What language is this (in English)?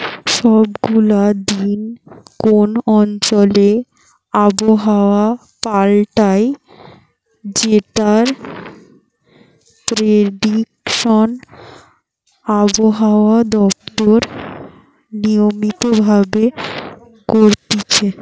Bangla